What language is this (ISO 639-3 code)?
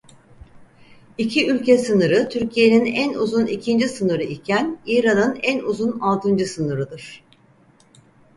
tur